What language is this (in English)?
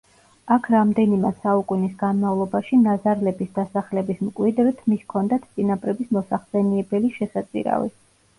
Georgian